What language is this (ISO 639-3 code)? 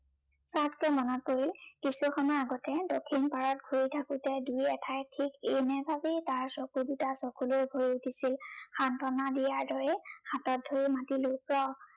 asm